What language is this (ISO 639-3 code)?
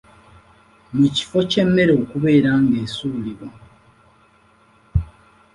lug